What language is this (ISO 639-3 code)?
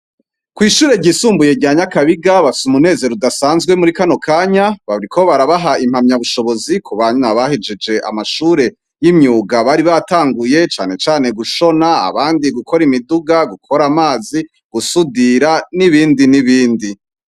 run